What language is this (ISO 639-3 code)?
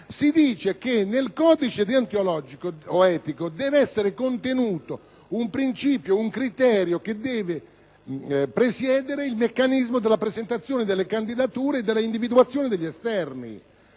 ita